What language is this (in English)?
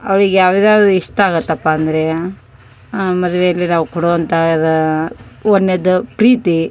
Kannada